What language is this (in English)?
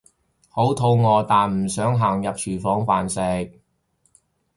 Cantonese